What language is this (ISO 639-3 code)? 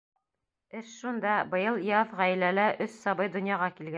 bak